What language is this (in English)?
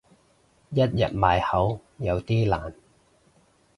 Cantonese